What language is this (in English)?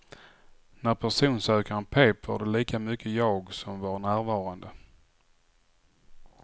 Swedish